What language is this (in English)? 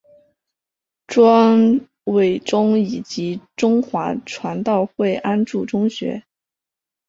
Chinese